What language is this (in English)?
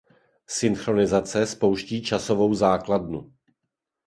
Czech